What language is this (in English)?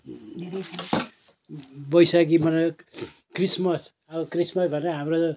Nepali